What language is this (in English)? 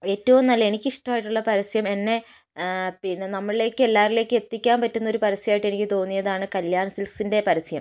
Malayalam